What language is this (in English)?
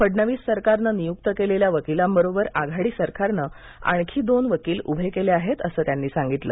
Marathi